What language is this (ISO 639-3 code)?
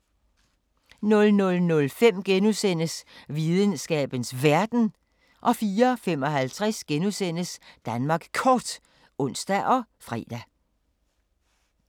dan